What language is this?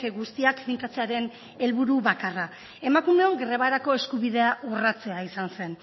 Basque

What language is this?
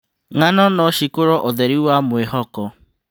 Kikuyu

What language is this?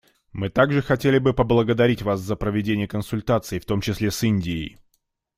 Russian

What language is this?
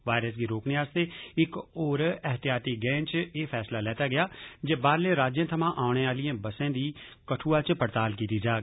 Dogri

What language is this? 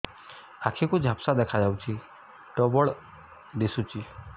Odia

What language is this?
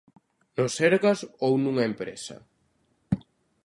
Galician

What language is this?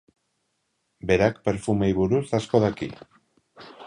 Basque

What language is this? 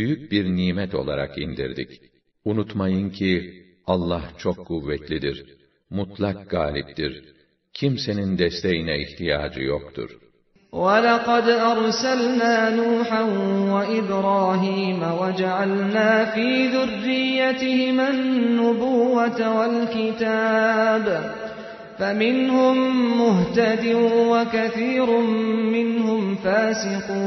Turkish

